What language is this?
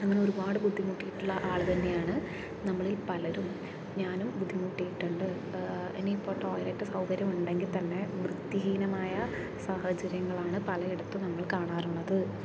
Malayalam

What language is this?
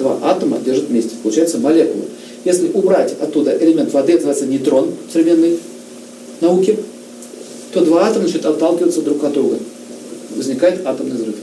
Russian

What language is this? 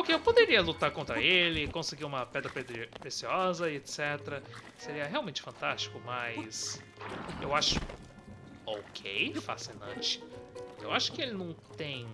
Portuguese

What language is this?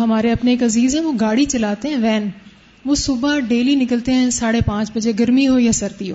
Urdu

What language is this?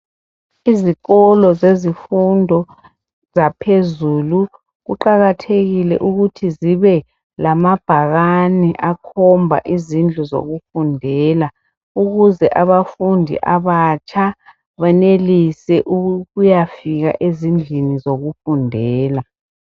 North Ndebele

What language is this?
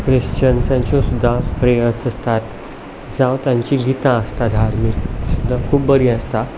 Konkani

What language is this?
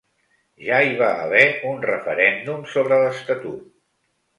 Catalan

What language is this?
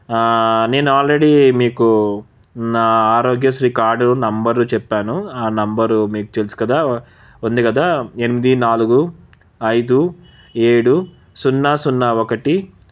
Telugu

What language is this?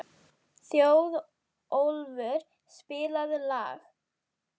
Icelandic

